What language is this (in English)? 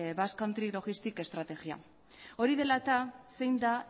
Basque